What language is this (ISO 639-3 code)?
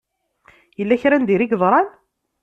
kab